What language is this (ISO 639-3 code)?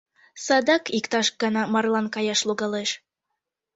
chm